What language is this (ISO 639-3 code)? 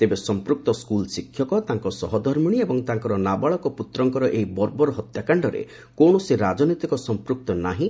ori